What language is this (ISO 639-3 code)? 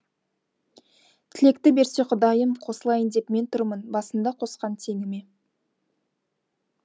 kaz